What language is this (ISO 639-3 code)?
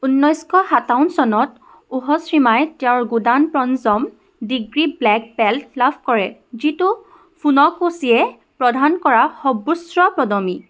asm